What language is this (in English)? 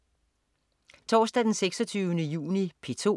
Danish